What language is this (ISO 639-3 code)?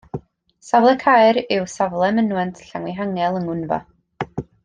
cym